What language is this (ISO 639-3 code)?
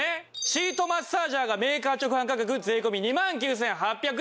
jpn